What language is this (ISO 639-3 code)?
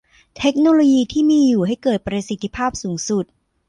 tha